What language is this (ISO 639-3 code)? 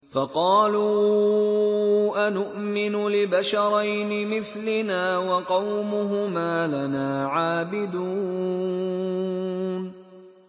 ara